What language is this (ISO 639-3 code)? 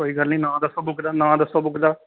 doi